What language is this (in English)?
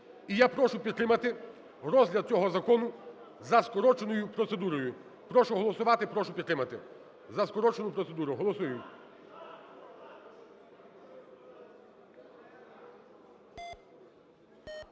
Ukrainian